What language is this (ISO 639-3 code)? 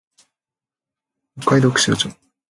jpn